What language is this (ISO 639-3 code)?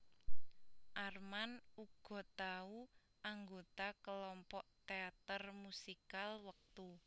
jav